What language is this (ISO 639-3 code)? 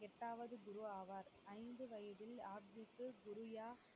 tam